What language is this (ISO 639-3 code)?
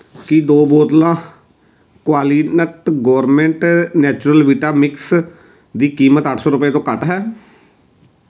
pan